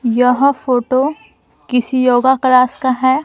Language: Hindi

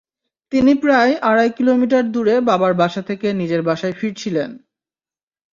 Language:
Bangla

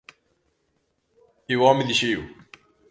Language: Galician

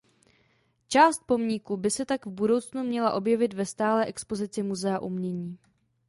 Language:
Czech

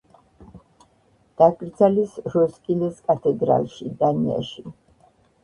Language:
Georgian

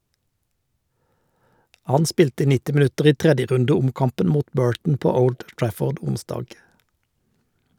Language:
Norwegian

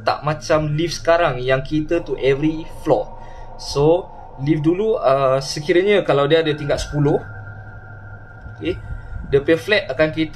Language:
Malay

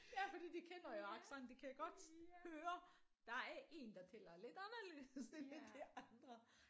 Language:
Danish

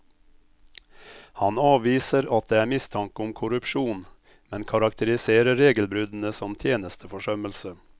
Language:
Norwegian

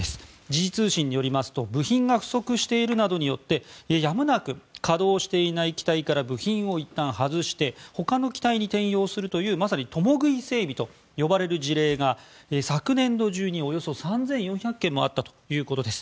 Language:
Japanese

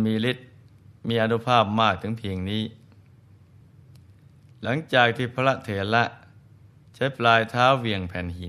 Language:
Thai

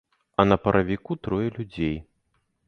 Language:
Belarusian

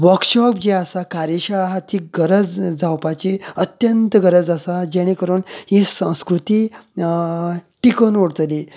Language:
Konkani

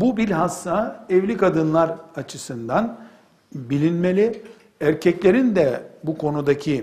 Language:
Turkish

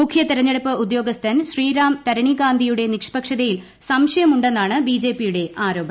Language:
Malayalam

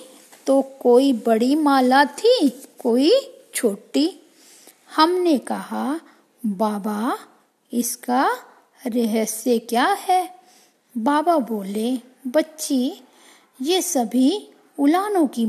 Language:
Hindi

